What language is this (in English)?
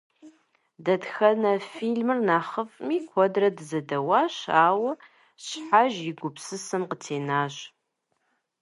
Kabardian